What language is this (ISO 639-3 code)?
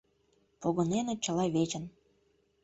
chm